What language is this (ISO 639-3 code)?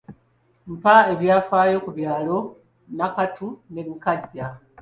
lug